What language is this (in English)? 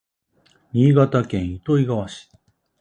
Japanese